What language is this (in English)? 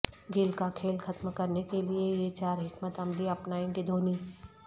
Urdu